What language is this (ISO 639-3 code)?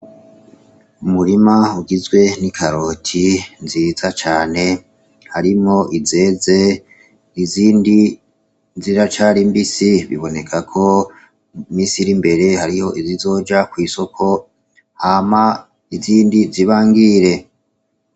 run